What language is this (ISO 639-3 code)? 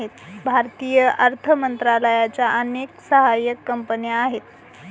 mar